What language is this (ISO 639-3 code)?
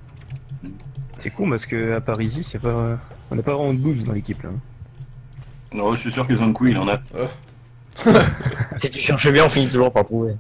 fra